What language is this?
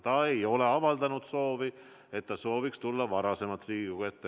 Estonian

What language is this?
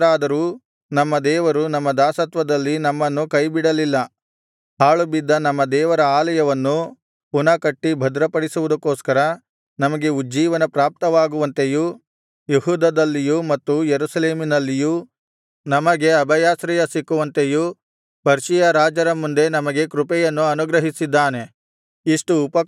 Kannada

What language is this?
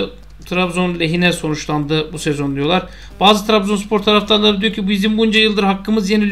Turkish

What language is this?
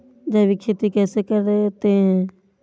Hindi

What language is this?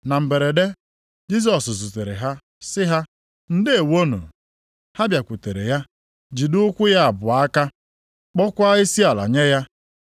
Igbo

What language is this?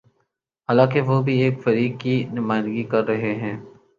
Urdu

